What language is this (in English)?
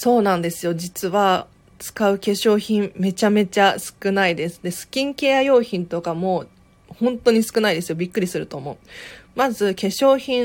Japanese